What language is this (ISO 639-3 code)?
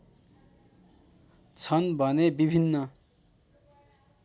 nep